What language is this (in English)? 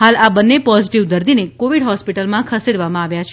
Gujarati